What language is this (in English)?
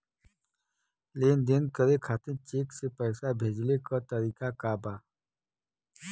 Bhojpuri